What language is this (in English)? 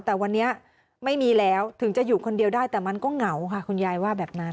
Thai